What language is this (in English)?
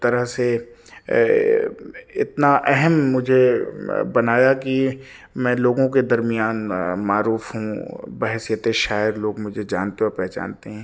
Urdu